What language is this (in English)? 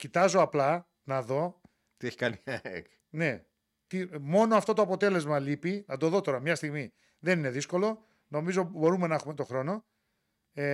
Greek